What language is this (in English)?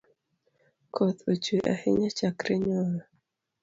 Luo (Kenya and Tanzania)